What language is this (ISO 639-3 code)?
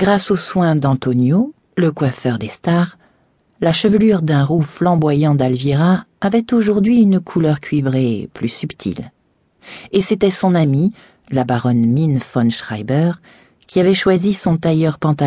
fra